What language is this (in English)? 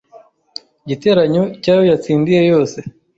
Kinyarwanda